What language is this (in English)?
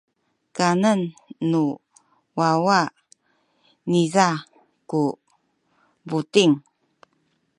Sakizaya